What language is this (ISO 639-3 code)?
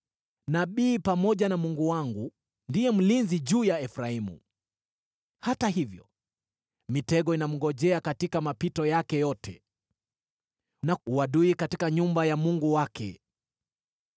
swa